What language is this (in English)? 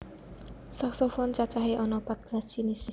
Javanese